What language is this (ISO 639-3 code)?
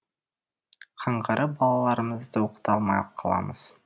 kaz